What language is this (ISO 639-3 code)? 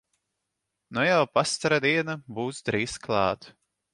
lav